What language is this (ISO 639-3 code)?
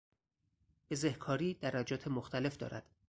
fas